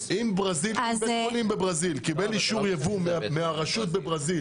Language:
Hebrew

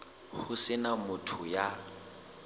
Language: Southern Sotho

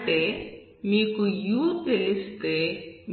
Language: Telugu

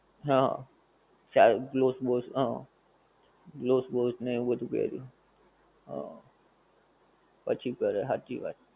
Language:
Gujarati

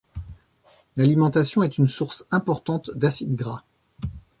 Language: French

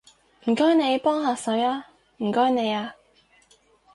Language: Cantonese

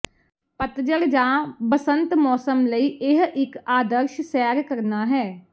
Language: Punjabi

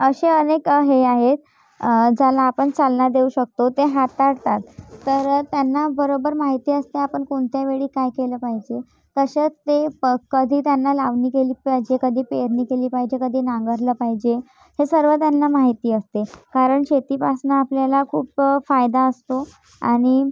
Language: Marathi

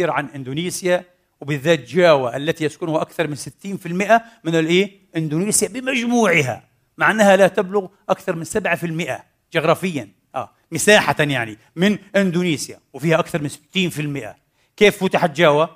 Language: Arabic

